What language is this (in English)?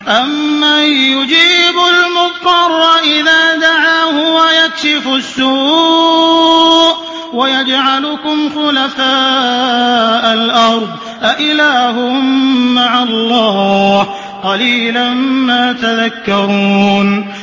Arabic